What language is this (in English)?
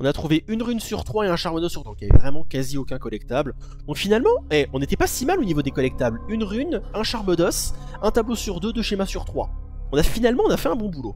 French